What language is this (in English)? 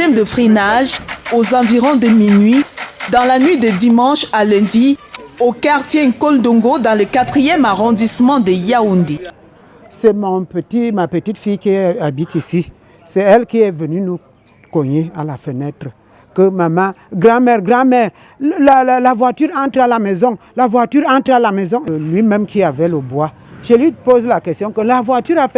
French